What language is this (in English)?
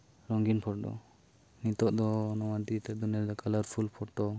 Santali